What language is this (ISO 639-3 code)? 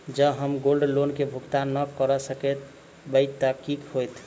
mai